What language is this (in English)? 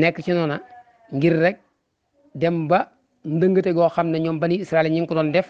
Indonesian